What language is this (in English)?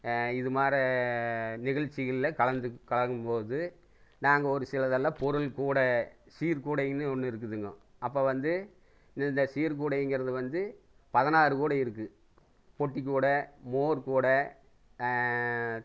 Tamil